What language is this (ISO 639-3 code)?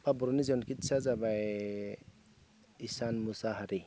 brx